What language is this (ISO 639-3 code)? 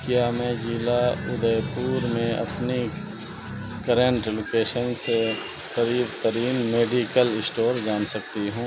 urd